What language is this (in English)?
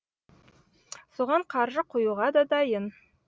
Kazakh